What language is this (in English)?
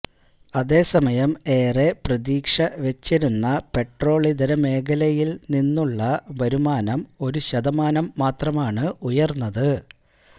Malayalam